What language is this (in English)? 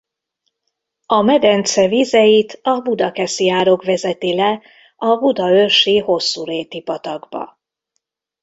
Hungarian